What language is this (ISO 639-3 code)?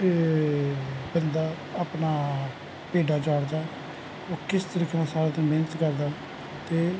pan